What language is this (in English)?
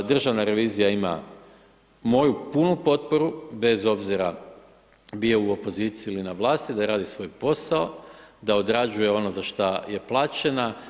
Croatian